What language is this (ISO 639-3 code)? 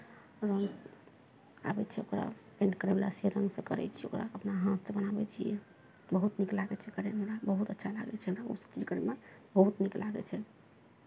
mai